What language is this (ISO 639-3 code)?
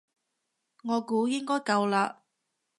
yue